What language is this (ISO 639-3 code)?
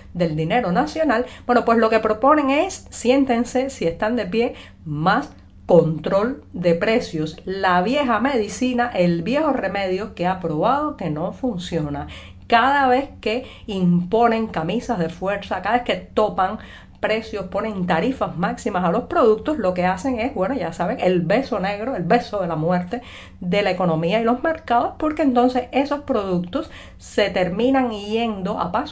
spa